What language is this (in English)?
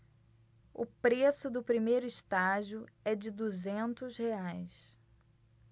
Portuguese